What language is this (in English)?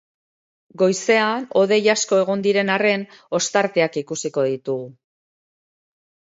Basque